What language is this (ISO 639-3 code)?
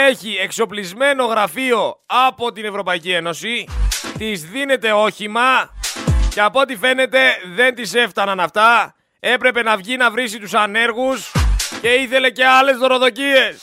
ell